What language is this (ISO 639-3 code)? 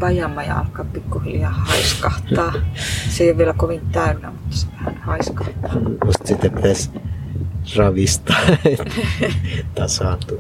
fin